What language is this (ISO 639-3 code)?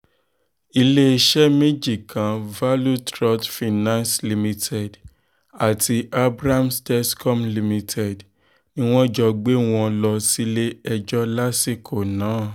yor